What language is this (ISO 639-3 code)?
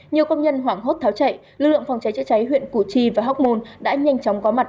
vie